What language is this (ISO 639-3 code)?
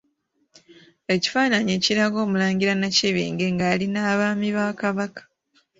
lug